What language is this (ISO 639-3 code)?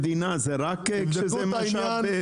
heb